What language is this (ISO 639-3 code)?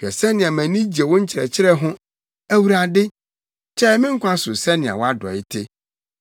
aka